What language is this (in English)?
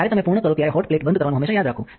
Gujarati